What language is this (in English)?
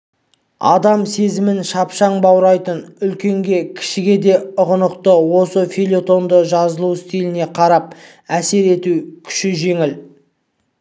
Kazakh